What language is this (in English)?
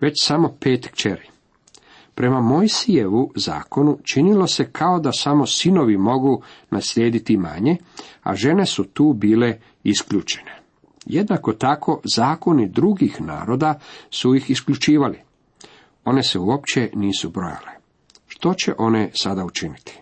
Croatian